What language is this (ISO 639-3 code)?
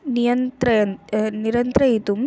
san